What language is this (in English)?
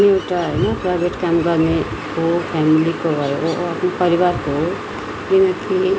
Nepali